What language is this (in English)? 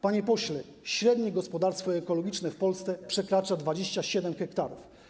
Polish